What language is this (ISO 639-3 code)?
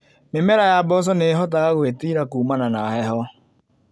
kik